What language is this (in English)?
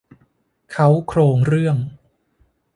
Thai